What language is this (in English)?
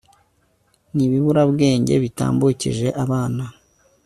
Kinyarwanda